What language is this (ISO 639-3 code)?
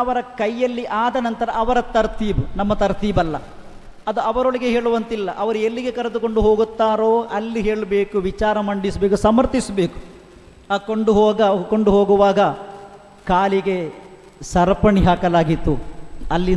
kan